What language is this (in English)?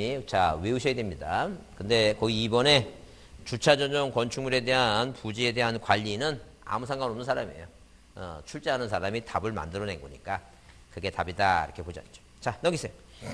Korean